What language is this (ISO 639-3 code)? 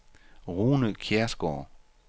dan